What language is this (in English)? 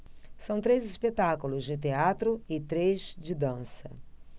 Portuguese